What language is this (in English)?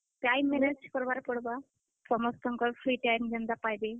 Odia